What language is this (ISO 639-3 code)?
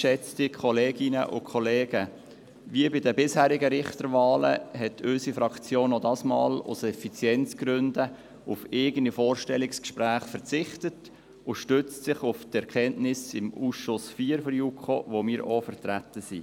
gsw